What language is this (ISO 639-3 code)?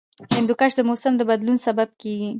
pus